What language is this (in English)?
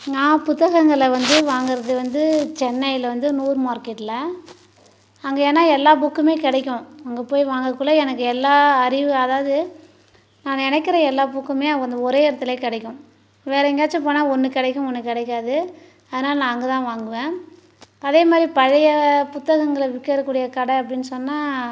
Tamil